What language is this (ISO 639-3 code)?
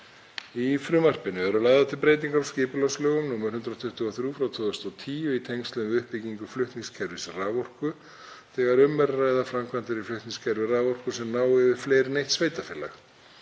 isl